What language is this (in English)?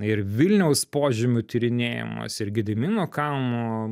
Lithuanian